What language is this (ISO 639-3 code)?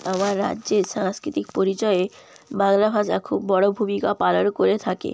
ben